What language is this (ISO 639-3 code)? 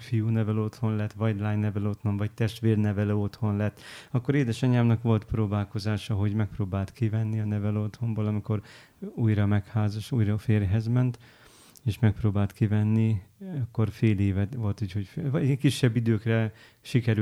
hun